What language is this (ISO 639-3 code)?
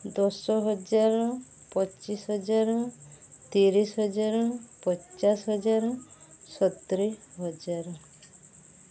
ori